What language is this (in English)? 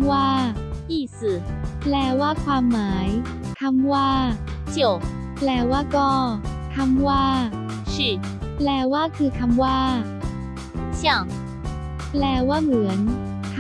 Thai